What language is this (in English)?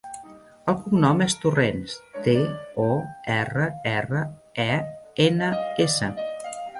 Catalan